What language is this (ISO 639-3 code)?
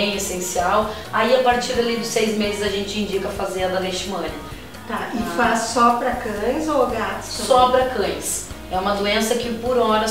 por